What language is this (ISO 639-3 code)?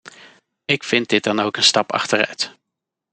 nld